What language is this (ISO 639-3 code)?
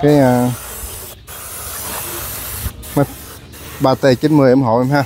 vie